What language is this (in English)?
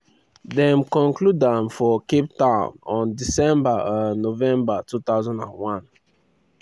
Nigerian Pidgin